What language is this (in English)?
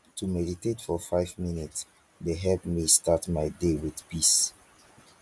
Nigerian Pidgin